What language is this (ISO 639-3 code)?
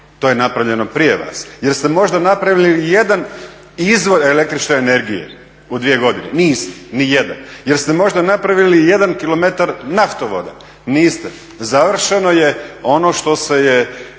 hrv